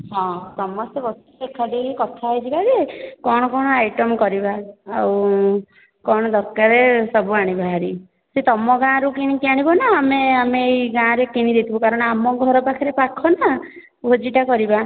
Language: Odia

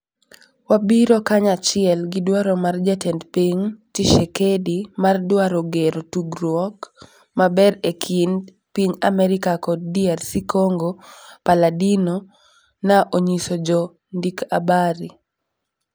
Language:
Luo (Kenya and Tanzania)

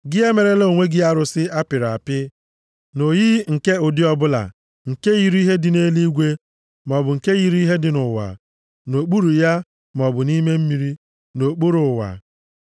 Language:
Igbo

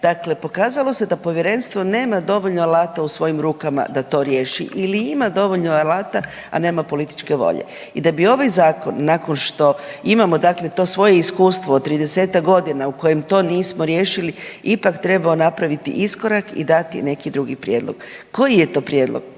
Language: Croatian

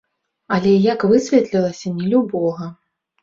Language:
Belarusian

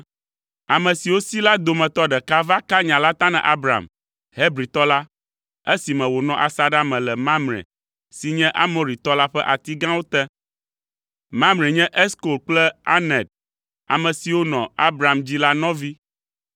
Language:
Ewe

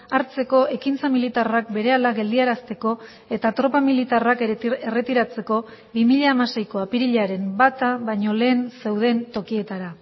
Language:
Basque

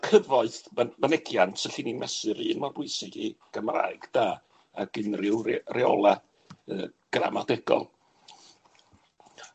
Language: Welsh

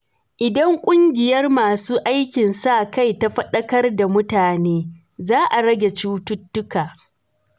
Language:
Hausa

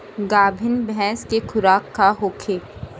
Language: Bhojpuri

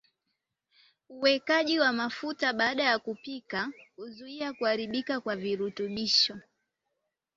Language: Swahili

